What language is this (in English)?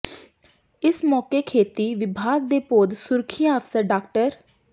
Punjabi